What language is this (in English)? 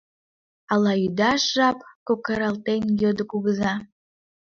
Mari